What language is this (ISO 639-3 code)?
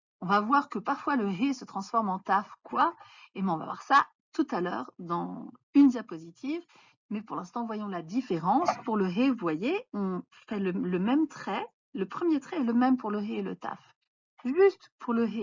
fra